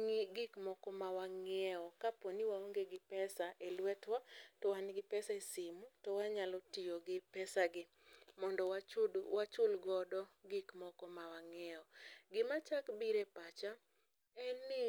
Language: Luo (Kenya and Tanzania)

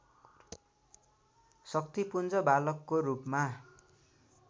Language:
Nepali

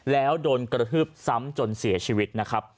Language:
Thai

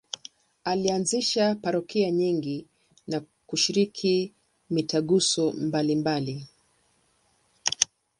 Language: Swahili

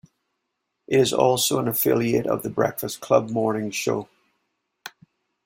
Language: English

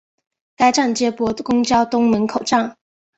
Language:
Chinese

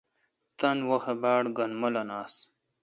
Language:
Kalkoti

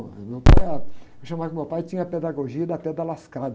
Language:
Portuguese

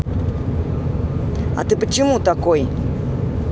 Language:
Russian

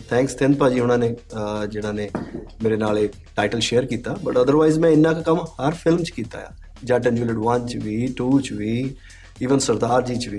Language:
Punjabi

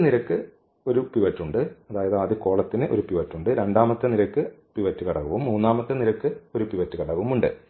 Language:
Malayalam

